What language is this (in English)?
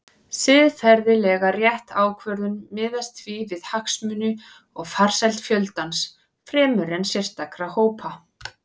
Icelandic